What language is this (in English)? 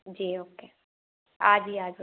Hindi